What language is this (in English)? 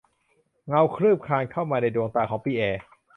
Thai